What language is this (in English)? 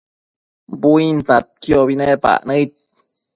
Matsés